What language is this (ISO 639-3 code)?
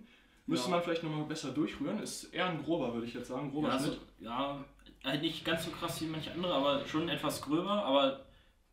deu